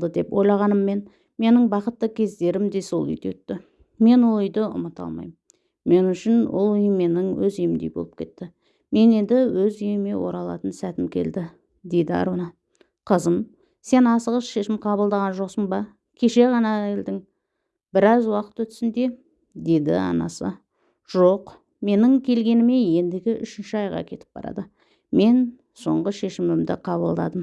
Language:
Turkish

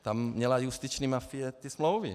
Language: Czech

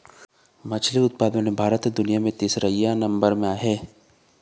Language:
Chhattisgarhi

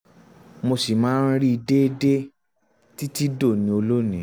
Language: Yoruba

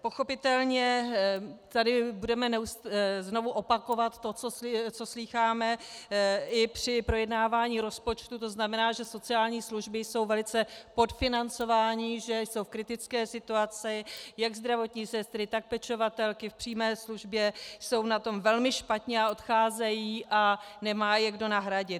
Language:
Czech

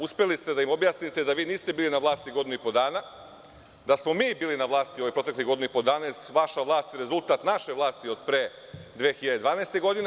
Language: Serbian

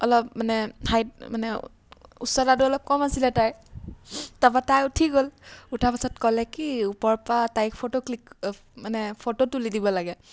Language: Assamese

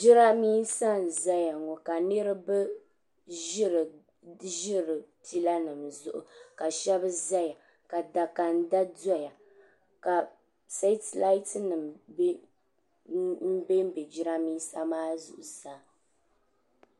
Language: Dagbani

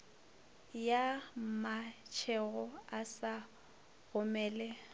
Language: Northern Sotho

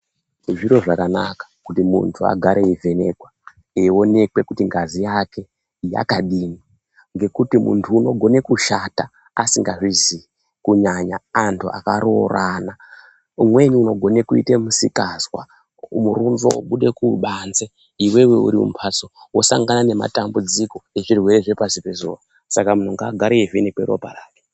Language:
Ndau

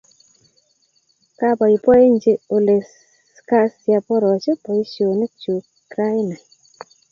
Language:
Kalenjin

